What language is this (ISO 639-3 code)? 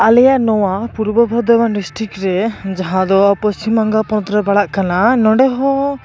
sat